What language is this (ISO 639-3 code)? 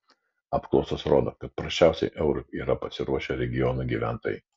lit